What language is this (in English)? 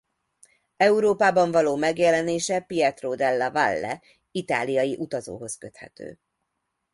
Hungarian